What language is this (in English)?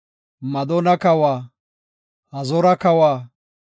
Gofa